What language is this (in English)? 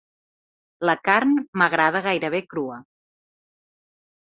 Catalan